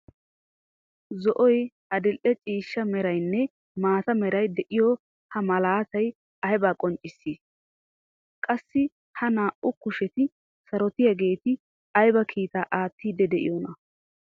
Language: Wolaytta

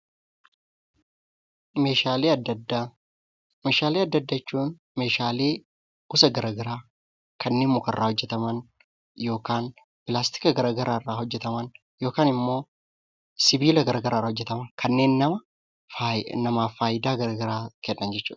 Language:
Oromo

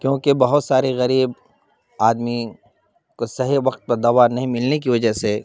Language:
Urdu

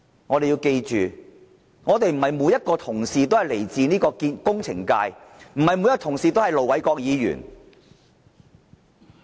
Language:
Cantonese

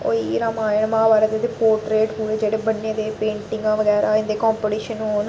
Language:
Dogri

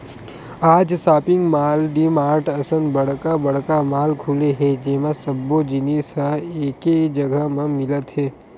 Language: Chhattisgarhi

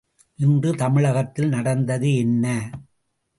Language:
Tamil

